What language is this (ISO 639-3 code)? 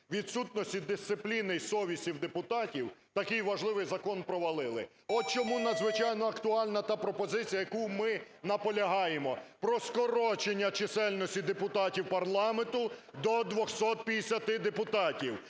ukr